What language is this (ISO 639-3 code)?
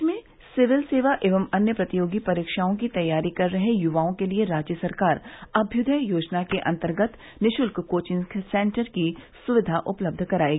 hin